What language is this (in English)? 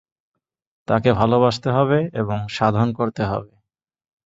Bangla